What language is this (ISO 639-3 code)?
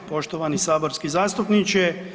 hrv